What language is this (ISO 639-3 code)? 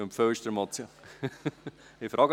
gsw